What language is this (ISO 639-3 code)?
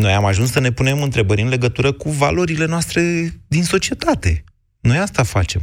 ron